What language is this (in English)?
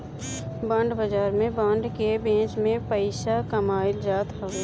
Bhojpuri